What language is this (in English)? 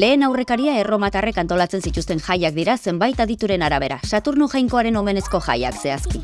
Basque